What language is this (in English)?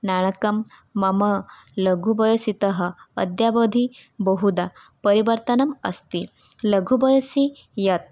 Sanskrit